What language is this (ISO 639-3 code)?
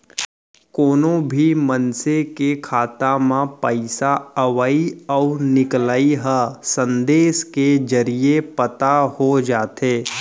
hne